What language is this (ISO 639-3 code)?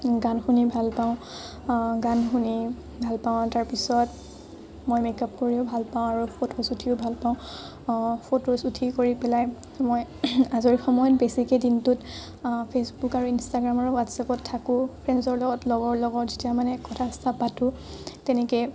asm